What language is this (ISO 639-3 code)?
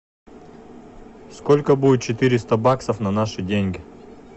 rus